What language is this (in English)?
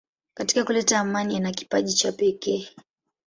Swahili